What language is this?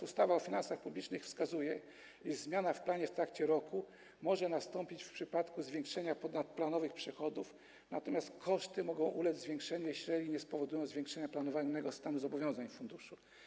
Polish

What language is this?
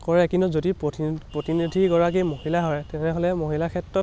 Assamese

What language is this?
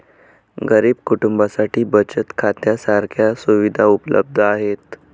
Marathi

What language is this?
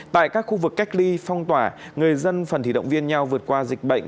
Vietnamese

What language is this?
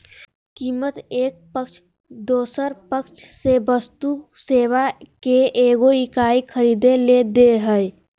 Magahi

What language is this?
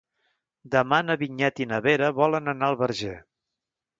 Catalan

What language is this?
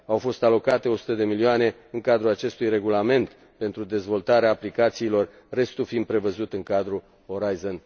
Romanian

